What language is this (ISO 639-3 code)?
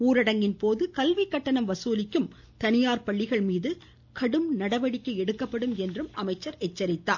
tam